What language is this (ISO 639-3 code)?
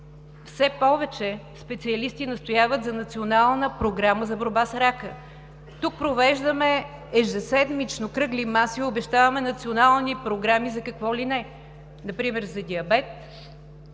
bul